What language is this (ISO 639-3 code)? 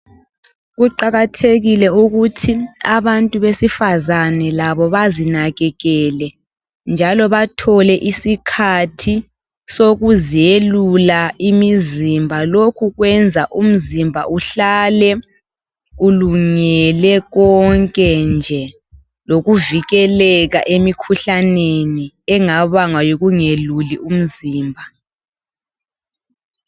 nde